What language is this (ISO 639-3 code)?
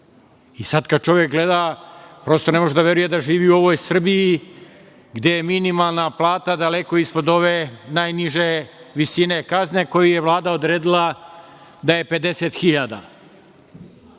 srp